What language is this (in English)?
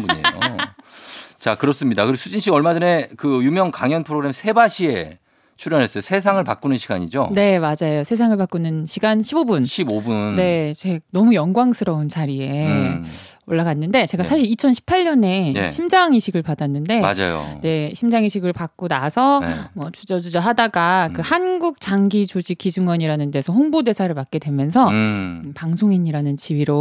Korean